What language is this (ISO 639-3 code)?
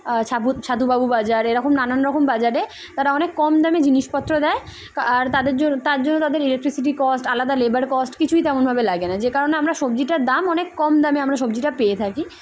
ben